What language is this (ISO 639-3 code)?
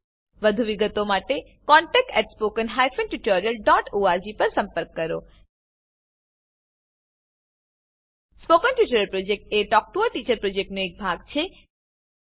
guj